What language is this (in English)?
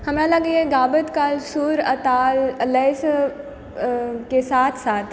Maithili